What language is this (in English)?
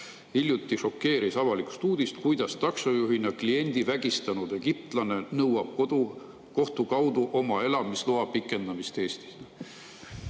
Estonian